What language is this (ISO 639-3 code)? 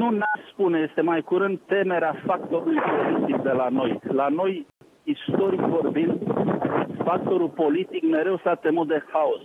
ron